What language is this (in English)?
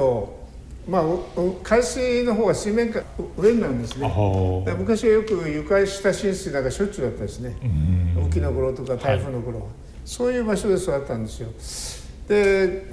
Japanese